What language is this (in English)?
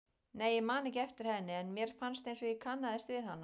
Icelandic